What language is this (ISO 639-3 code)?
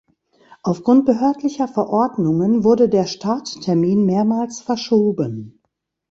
deu